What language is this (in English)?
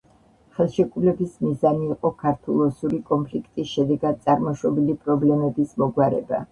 Georgian